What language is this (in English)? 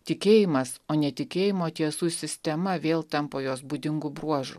Lithuanian